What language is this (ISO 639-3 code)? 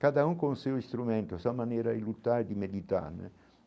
por